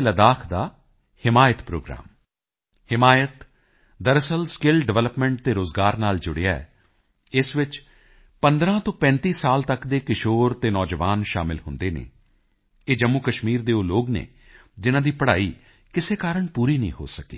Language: Punjabi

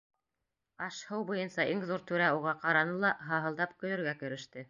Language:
Bashkir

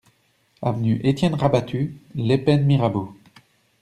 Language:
French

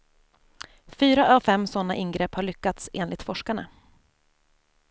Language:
Swedish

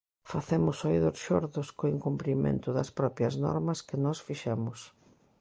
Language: Galician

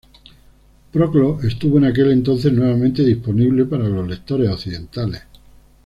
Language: Spanish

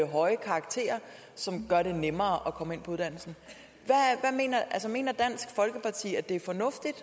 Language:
Danish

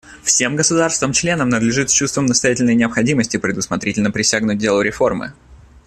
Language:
Russian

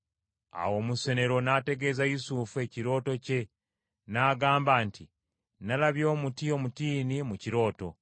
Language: Ganda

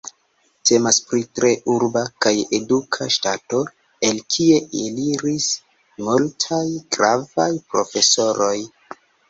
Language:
Esperanto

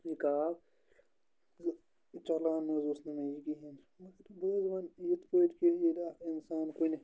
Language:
Kashmiri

